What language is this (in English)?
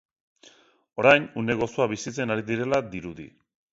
Basque